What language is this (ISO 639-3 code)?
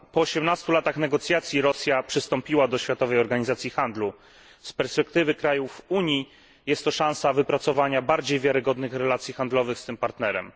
pol